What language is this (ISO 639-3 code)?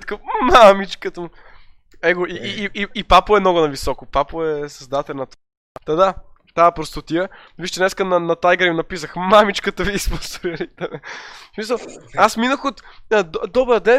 bul